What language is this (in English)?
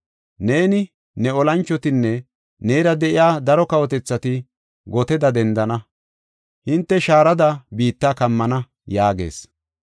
Gofa